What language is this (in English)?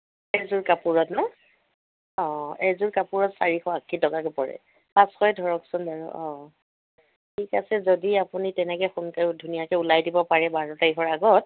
Assamese